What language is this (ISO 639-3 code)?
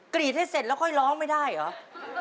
tha